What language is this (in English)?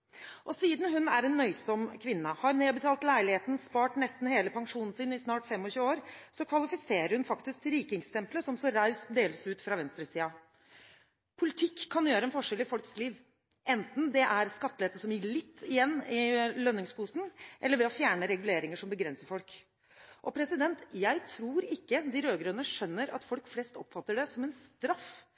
Norwegian Bokmål